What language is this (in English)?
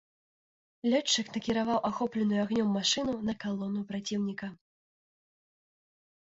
Belarusian